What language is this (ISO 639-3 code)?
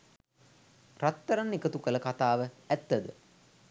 sin